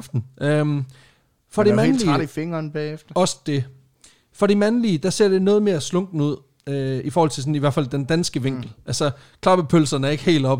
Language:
Danish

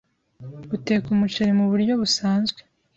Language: Kinyarwanda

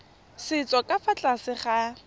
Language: Tswana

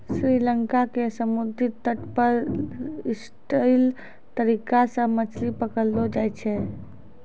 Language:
Maithili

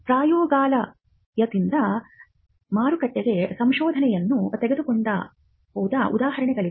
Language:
Kannada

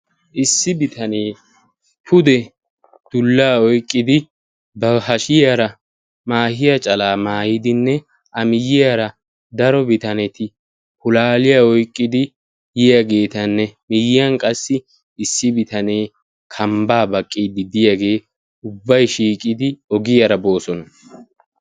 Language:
Wolaytta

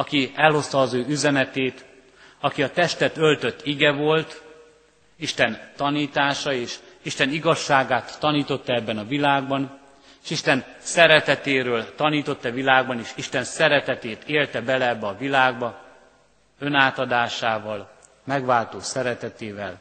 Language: Hungarian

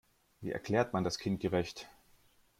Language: German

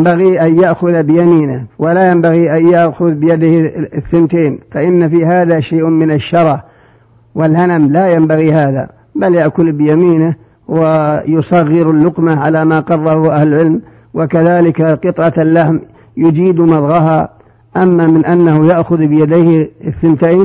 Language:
Arabic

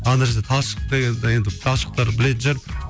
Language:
Kazakh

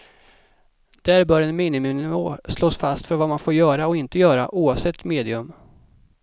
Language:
Swedish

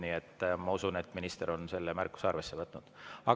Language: Estonian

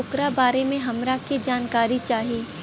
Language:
Bhojpuri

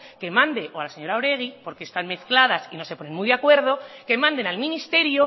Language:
Spanish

